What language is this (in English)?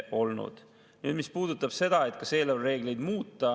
Estonian